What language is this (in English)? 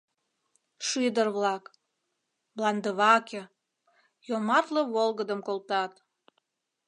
Mari